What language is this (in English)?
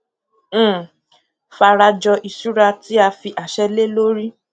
Yoruba